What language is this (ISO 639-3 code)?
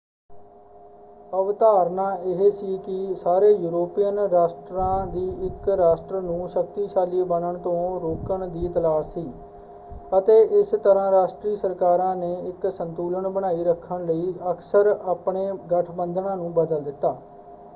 pan